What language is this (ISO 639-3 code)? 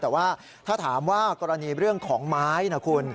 tha